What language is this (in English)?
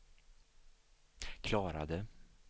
Swedish